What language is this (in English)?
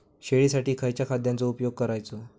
Marathi